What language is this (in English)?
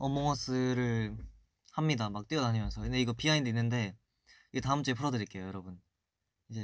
Korean